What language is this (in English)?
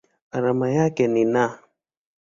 Swahili